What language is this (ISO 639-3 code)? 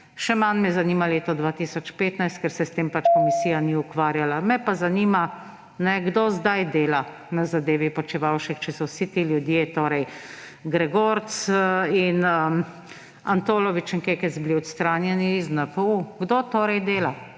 slv